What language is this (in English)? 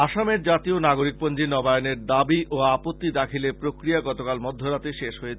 Bangla